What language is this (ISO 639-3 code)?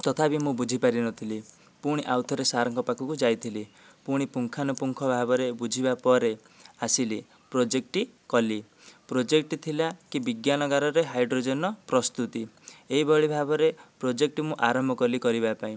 ori